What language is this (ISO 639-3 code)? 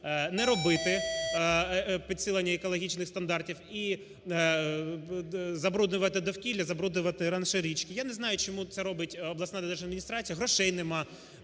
ukr